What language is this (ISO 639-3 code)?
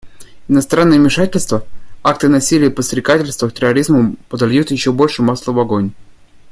rus